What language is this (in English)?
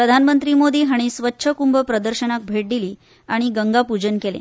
Konkani